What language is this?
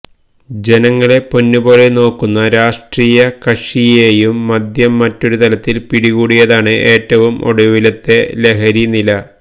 Malayalam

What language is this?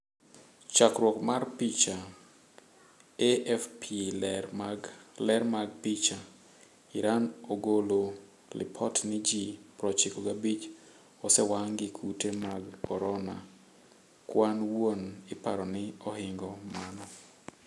Luo (Kenya and Tanzania)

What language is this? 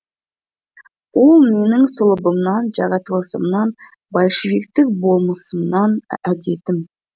Kazakh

